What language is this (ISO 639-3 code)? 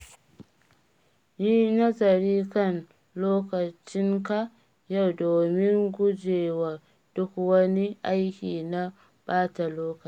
hau